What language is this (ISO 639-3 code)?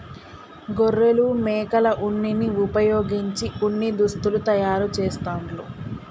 tel